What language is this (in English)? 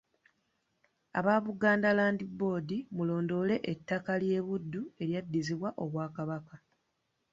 Ganda